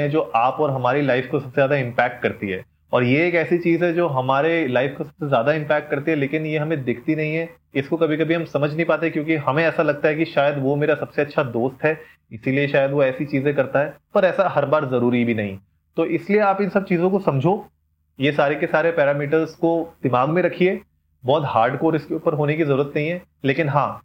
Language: Hindi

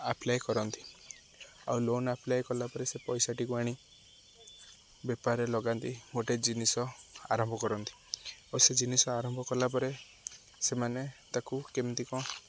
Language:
Odia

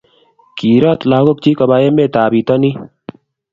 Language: Kalenjin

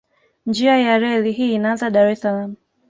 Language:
Swahili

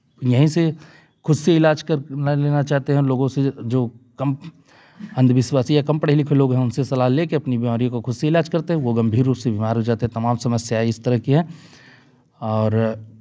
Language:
Hindi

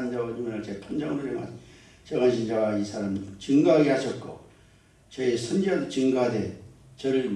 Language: Korean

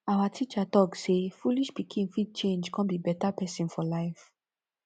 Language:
Nigerian Pidgin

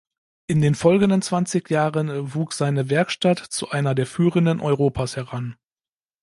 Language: German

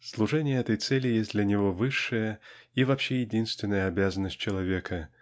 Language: Russian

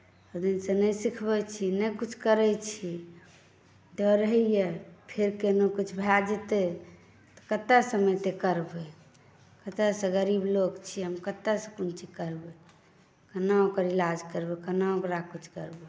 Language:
Maithili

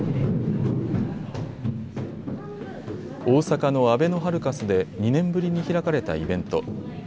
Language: Japanese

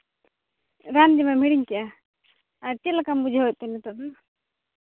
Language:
Santali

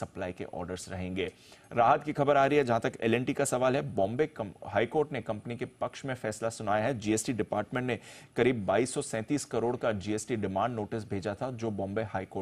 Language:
Hindi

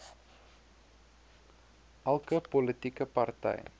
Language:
Afrikaans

